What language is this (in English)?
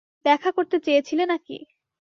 Bangla